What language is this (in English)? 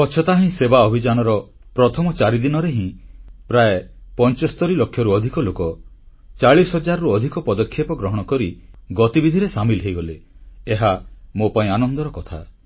Odia